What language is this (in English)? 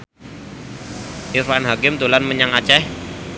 Javanese